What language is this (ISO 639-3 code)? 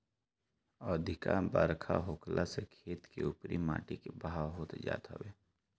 bho